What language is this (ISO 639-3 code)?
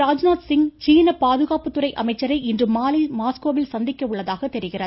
tam